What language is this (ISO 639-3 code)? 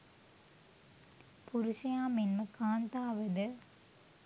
sin